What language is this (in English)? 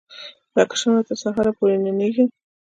Pashto